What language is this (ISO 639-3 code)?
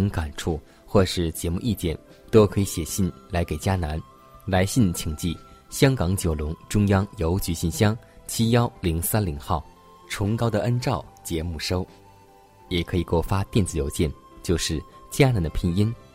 zho